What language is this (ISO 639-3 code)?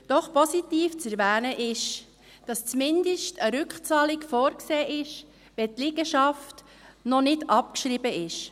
gsw